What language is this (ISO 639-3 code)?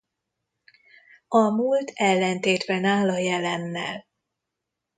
hun